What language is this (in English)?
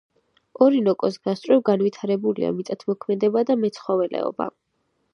Georgian